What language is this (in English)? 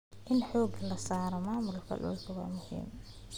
Somali